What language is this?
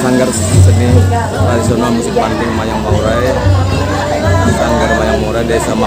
Indonesian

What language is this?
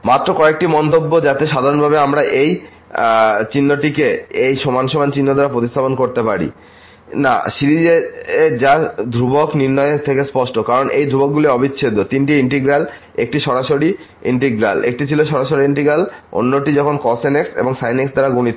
Bangla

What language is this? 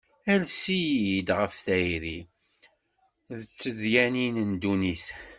Kabyle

